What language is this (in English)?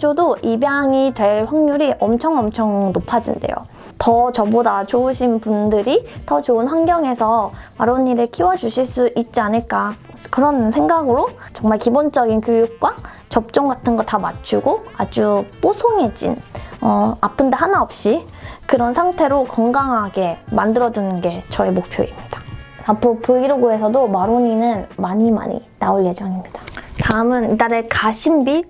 Korean